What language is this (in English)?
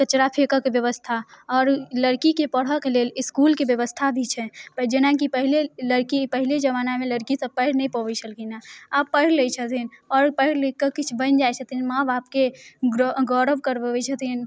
Maithili